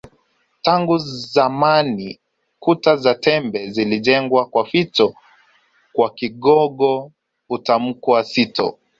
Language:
Swahili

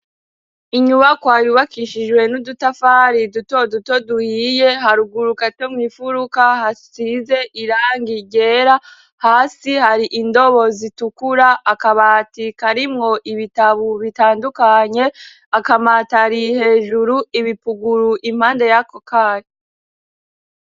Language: Rundi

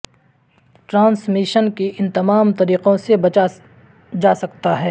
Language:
Urdu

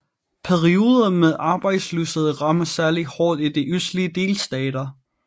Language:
Danish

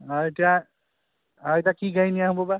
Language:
Assamese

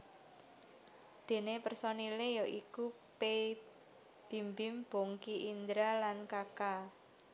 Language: Javanese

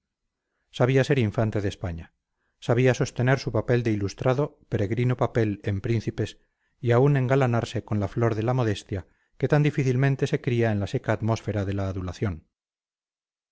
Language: Spanish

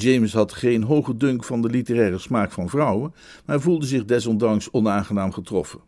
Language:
Dutch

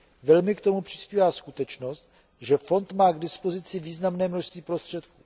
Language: Czech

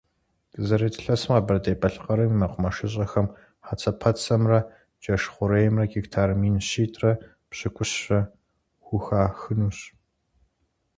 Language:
Kabardian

